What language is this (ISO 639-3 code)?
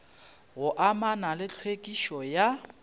nso